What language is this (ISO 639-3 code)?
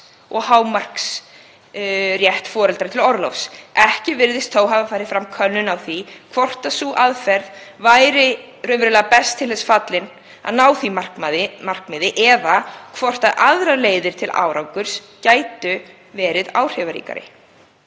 isl